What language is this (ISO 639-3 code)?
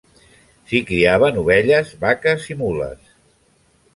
cat